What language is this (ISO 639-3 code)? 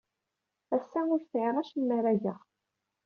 kab